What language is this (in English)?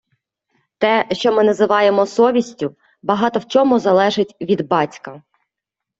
Ukrainian